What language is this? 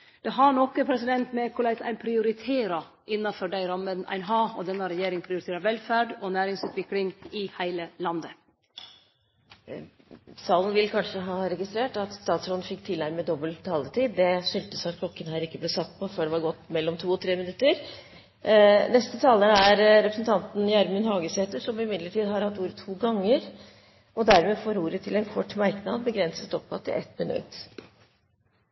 Norwegian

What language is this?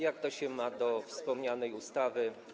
Polish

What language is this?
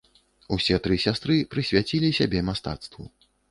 Belarusian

